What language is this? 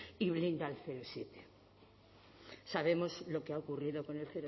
Spanish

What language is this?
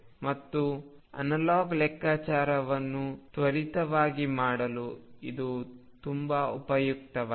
Kannada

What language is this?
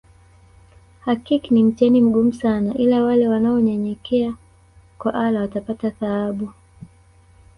Swahili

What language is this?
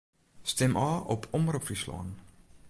Western Frisian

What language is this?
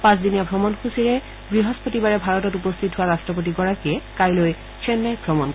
Assamese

